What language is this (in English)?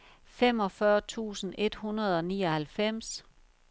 Danish